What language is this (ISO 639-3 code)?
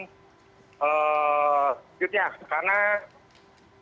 ind